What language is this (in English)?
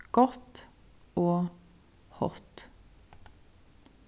Faroese